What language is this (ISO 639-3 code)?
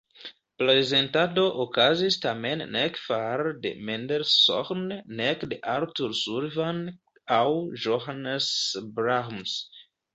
epo